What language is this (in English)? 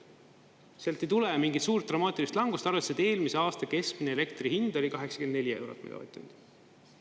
Estonian